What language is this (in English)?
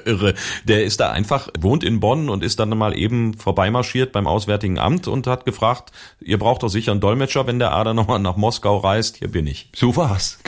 German